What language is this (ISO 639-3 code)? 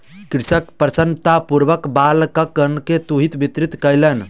mai